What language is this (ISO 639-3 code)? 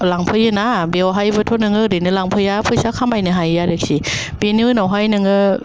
brx